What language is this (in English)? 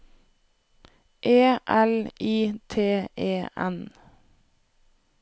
Norwegian